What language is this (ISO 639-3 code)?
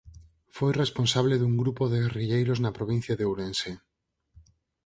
glg